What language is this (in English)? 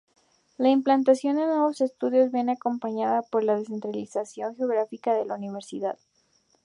Spanish